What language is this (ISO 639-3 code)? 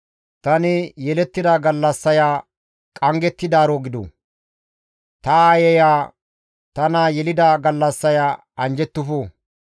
gmv